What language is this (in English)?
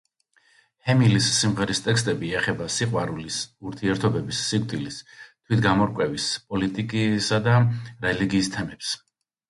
Georgian